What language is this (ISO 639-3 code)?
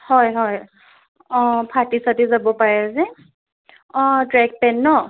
asm